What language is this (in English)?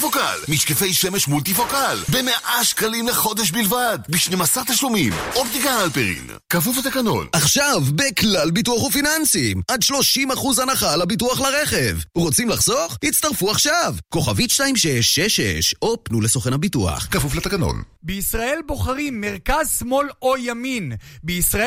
Hebrew